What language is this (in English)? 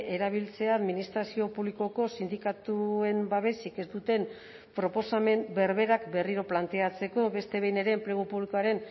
Basque